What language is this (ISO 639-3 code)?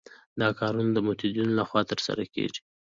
pus